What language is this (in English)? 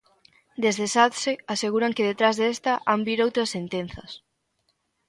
Galician